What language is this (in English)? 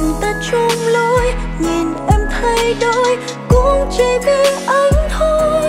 Vietnamese